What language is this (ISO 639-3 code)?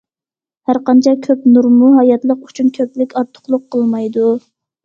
uig